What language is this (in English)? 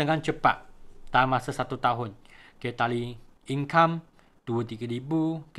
Malay